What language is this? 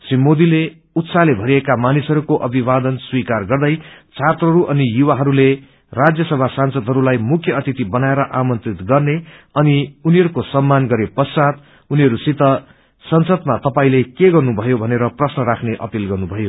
Nepali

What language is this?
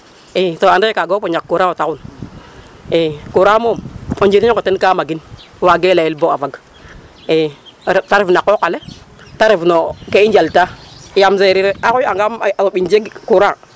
Serer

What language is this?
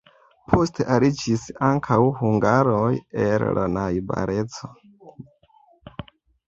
Esperanto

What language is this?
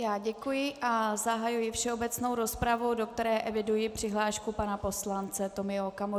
Czech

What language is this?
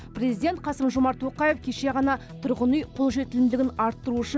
Kazakh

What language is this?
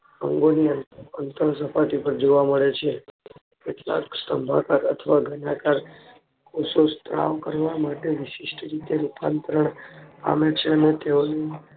Gujarati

